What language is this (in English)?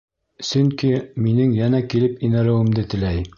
Bashkir